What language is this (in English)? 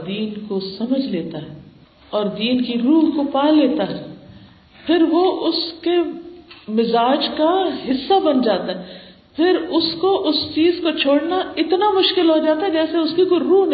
Urdu